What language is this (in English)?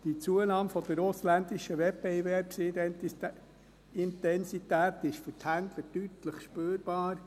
Swiss German